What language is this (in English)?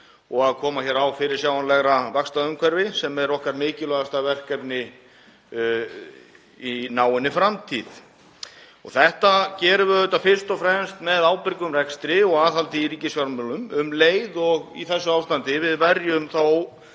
Icelandic